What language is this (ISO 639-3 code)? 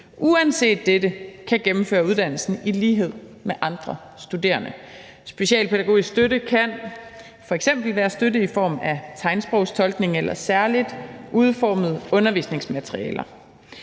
dan